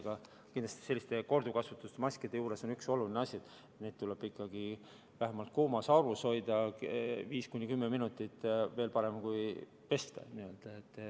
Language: Estonian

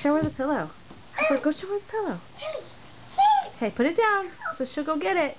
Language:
English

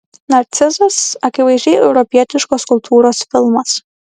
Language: Lithuanian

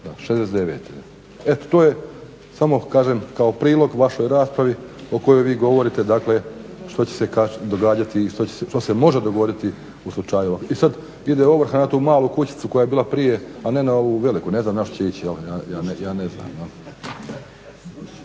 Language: Croatian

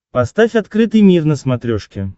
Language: Russian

